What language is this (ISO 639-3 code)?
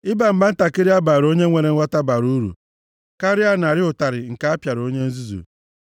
ibo